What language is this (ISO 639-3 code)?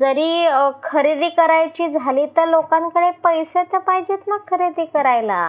mar